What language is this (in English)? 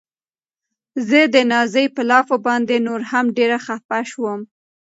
Pashto